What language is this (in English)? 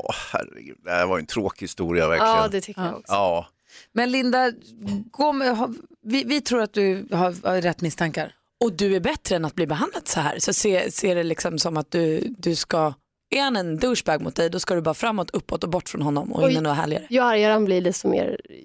Swedish